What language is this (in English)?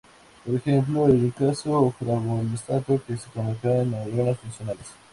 Spanish